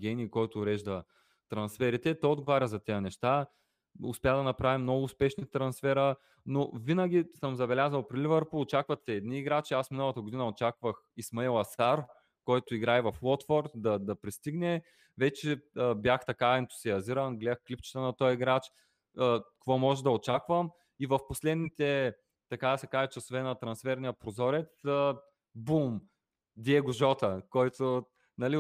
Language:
Bulgarian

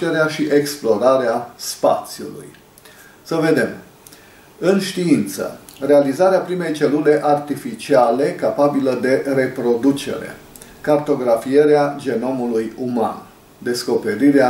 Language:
Romanian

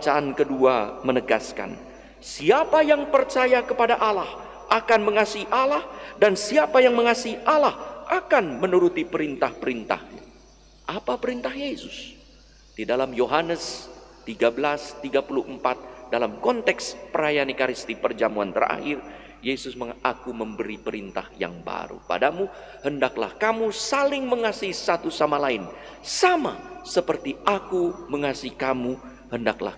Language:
Indonesian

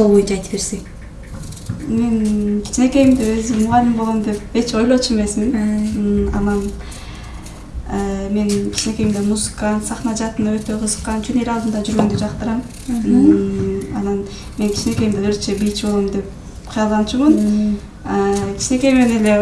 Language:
Turkish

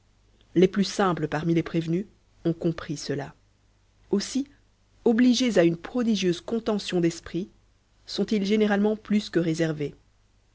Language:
French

